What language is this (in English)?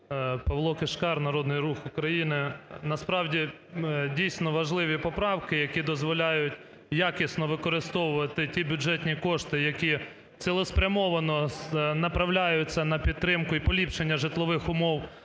Ukrainian